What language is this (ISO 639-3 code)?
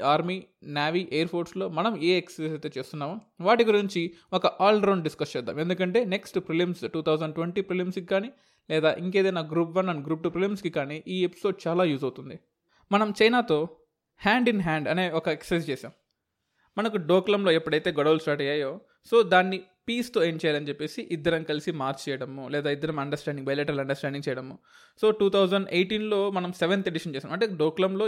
tel